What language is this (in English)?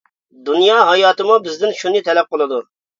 Uyghur